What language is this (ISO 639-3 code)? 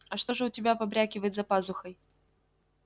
rus